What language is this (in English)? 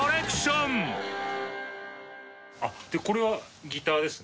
Japanese